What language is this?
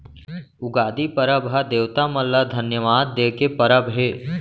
Chhattisgarhi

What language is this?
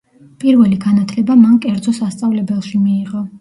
Georgian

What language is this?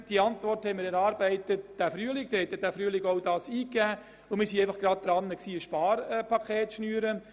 Swiss German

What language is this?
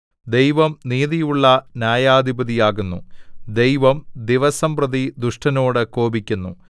Malayalam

